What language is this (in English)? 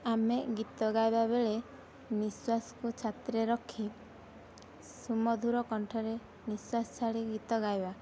Odia